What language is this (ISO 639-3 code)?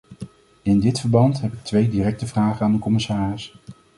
nld